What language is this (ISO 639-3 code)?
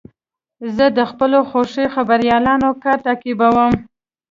pus